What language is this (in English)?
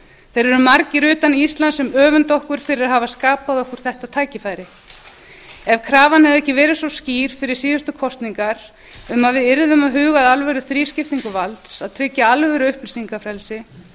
Icelandic